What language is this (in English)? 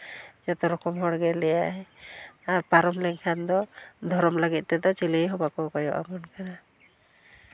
Santali